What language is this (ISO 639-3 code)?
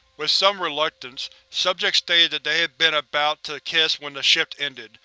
eng